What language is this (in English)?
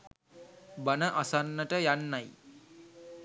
Sinhala